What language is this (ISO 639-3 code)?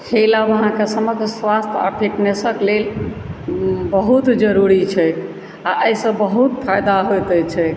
mai